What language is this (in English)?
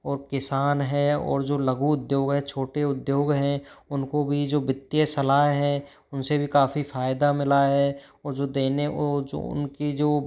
Hindi